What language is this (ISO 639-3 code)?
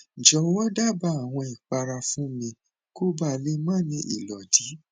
yor